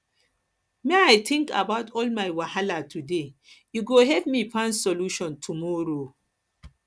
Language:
Nigerian Pidgin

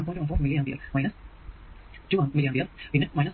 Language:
Malayalam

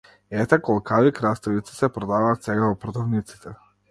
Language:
Macedonian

